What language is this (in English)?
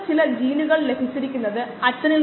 Malayalam